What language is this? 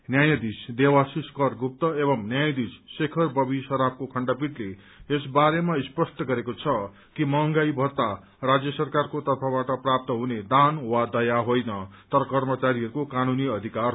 Nepali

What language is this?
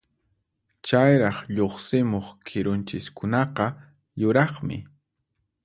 Puno Quechua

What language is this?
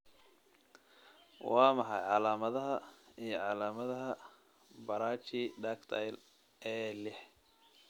Somali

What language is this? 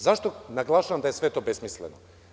Serbian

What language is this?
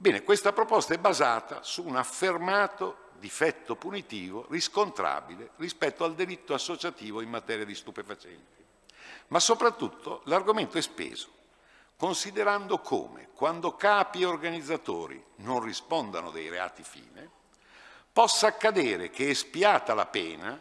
Italian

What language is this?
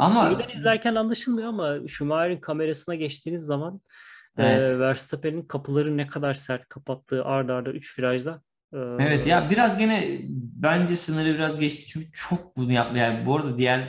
Turkish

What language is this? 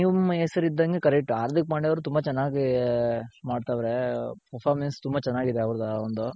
Kannada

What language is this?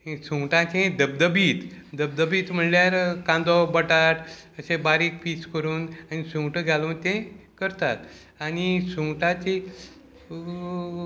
Konkani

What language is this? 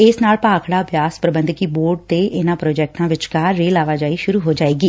Punjabi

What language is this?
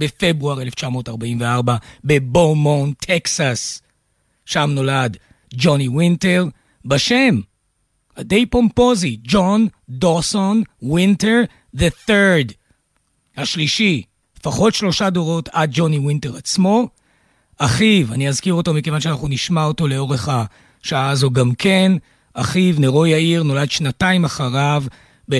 Hebrew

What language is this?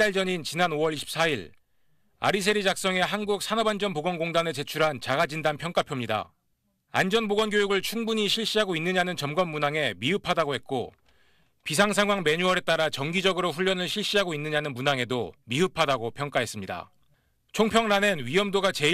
Korean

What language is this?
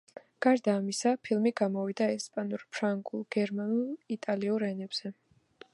Georgian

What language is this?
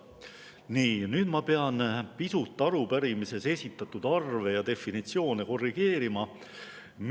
Estonian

